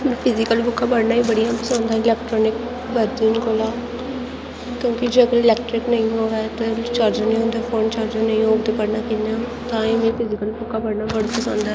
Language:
Dogri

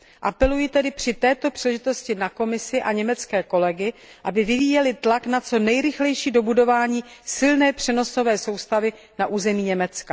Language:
Czech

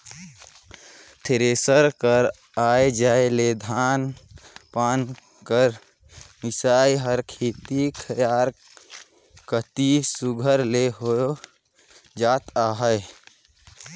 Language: Chhattisgarhi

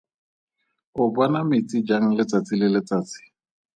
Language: Tswana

